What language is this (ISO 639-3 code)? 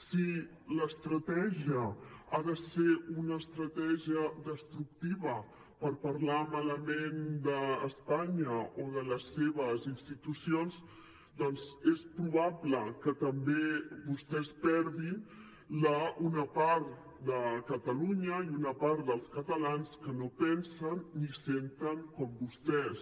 cat